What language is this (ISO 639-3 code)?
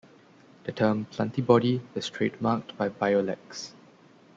eng